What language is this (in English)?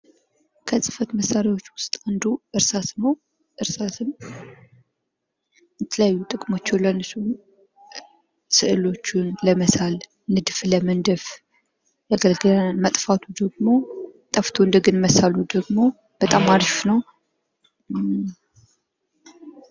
Amharic